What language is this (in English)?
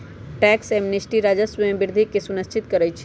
Magahi